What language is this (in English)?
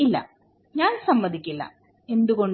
Malayalam